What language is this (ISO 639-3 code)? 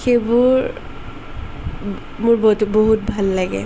asm